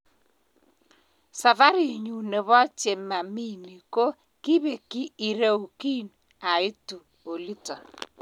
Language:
Kalenjin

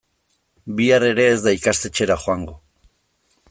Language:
Basque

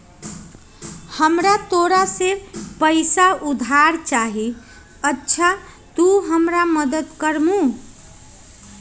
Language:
Magahi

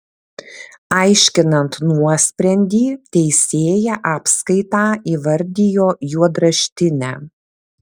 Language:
Lithuanian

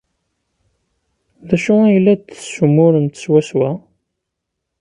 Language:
Kabyle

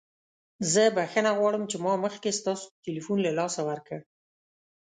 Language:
Pashto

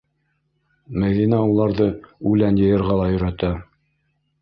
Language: Bashkir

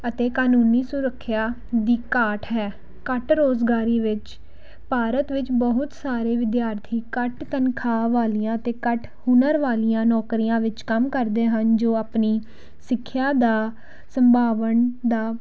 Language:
Punjabi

